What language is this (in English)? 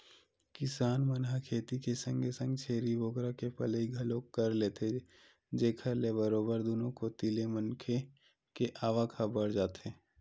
Chhattisgarhi